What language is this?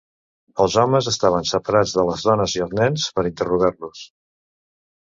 Catalan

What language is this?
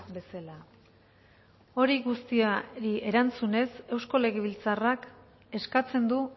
Basque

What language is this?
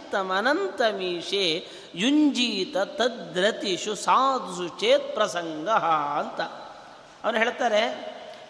Kannada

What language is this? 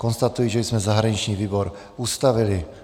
Czech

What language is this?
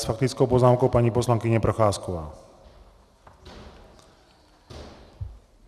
Czech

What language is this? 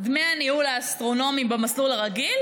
Hebrew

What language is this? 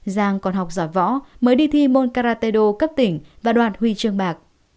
Vietnamese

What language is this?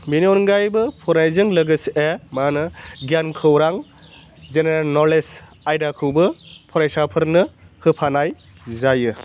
Bodo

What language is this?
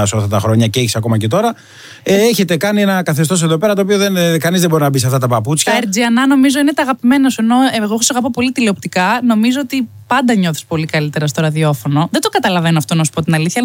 Greek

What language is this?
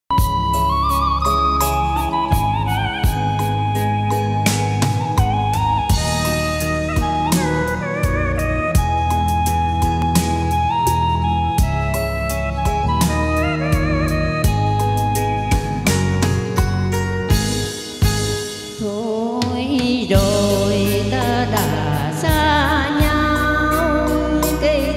Vietnamese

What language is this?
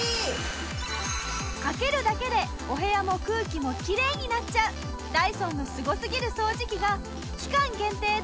Japanese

